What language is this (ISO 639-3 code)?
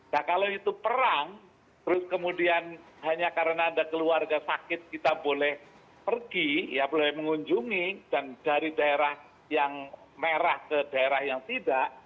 ind